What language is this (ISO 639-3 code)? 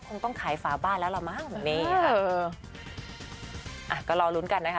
tha